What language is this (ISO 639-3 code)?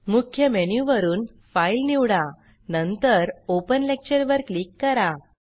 mar